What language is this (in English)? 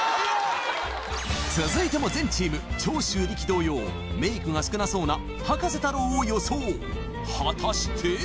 Japanese